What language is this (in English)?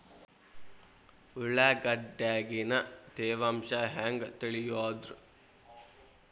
Kannada